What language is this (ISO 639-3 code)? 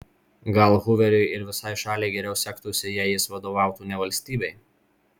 lit